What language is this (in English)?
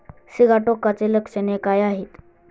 Marathi